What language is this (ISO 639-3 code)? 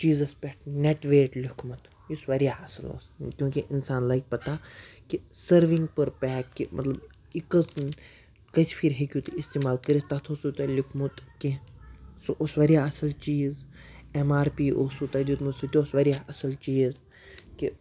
kas